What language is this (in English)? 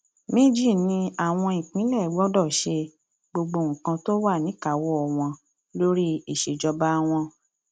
Yoruba